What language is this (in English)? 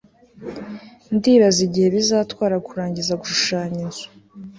Kinyarwanda